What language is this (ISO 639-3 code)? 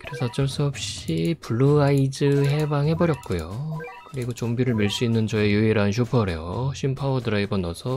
kor